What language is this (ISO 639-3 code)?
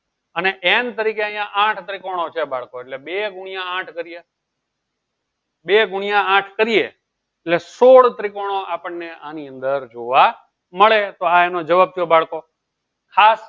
guj